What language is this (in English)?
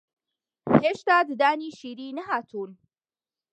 Central Kurdish